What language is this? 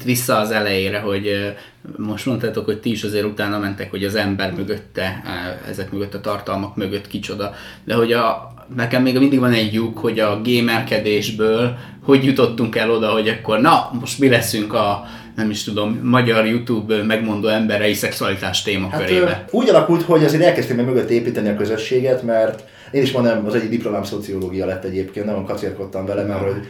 Hungarian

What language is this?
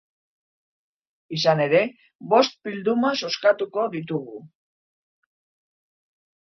Basque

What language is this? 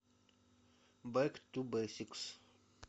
Russian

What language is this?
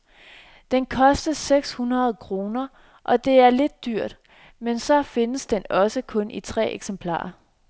Danish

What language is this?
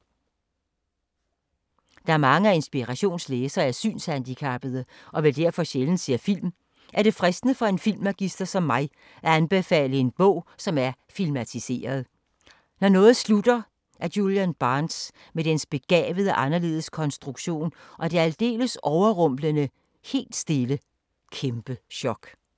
Danish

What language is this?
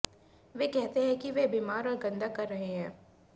Hindi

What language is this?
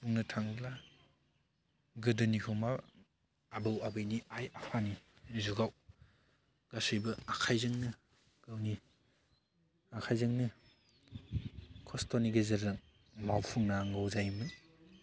Bodo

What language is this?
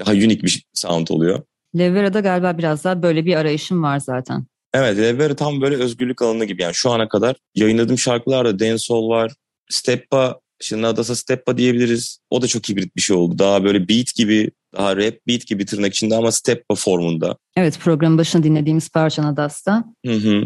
Turkish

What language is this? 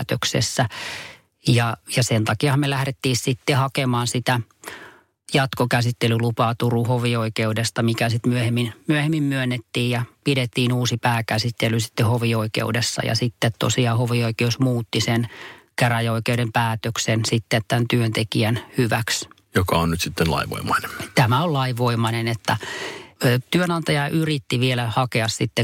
Finnish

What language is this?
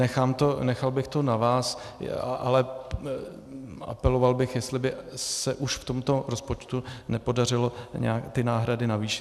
Czech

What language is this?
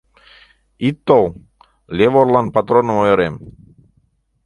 Mari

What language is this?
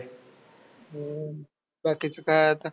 Marathi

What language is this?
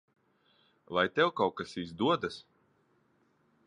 Latvian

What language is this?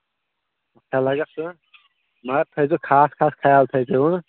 Kashmiri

